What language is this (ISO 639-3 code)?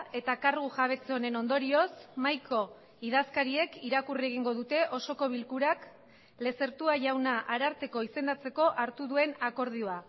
eus